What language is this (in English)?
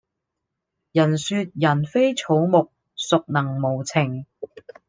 Cantonese